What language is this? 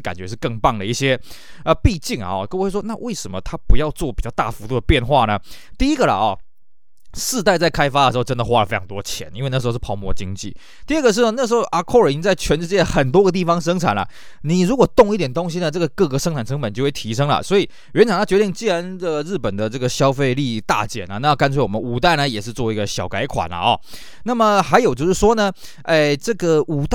Chinese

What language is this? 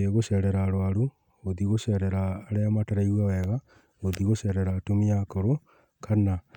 Kikuyu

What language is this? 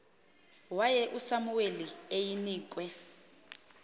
Xhosa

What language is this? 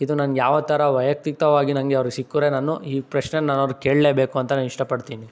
Kannada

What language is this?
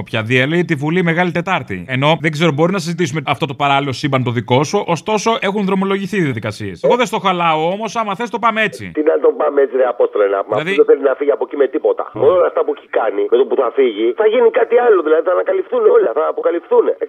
Greek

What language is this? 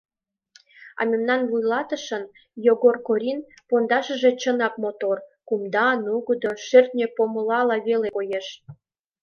Mari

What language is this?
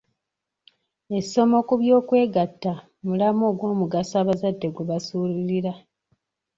Ganda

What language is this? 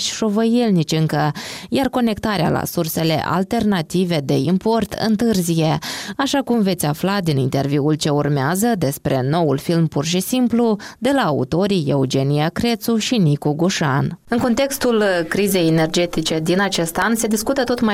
Romanian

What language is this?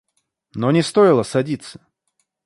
Russian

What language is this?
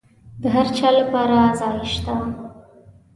Pashto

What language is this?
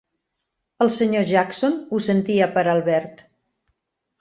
Catalan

